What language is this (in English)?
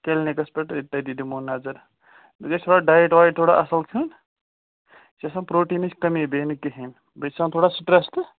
Kashmiri